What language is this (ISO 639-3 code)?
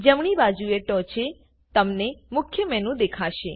guj